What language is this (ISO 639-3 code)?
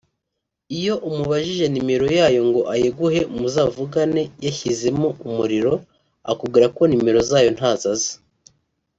kin